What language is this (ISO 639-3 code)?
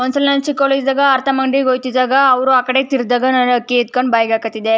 kan